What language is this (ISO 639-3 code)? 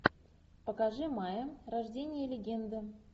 rus